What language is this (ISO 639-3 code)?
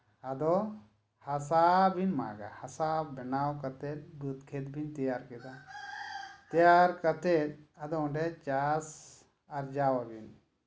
sat